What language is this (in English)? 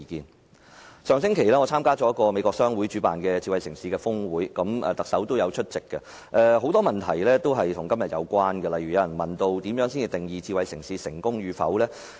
Cantonese